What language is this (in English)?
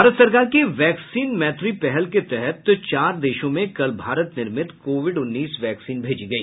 Hindi